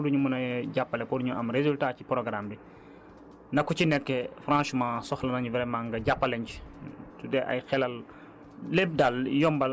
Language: Wolof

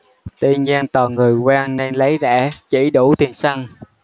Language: Vietnamese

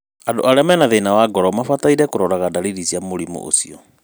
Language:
Kikuyu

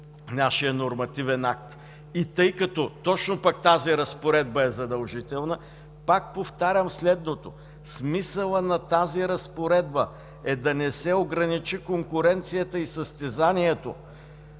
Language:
Bulgarian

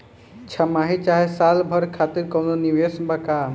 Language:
Bhojpuri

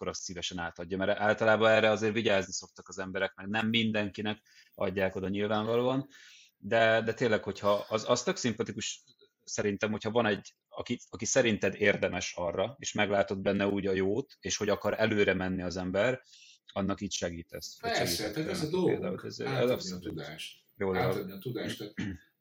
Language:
Hungarian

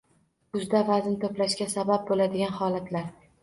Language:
Uzbek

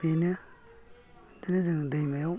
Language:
Bodo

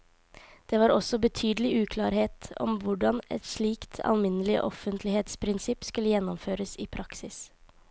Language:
Norwegian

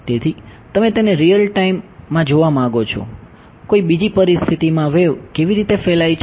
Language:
Gujarati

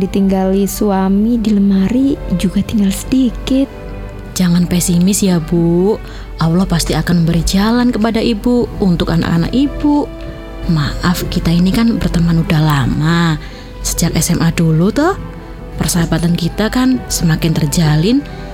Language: Indonesian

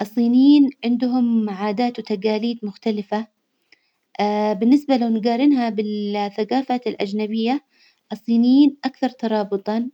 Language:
Hijazi Arabic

